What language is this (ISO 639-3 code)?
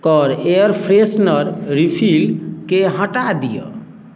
mai